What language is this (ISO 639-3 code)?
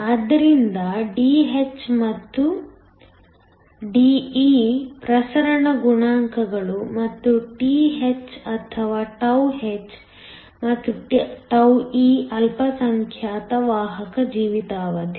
kan